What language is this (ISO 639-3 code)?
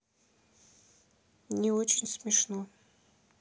rus